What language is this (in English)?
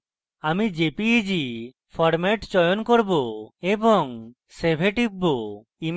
Bangla